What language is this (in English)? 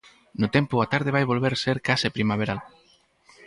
Galician